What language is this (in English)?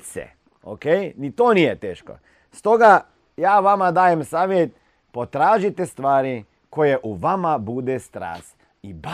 Croatian